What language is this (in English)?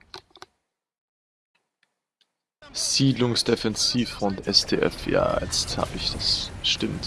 German